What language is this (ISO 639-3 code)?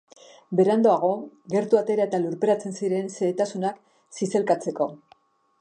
eus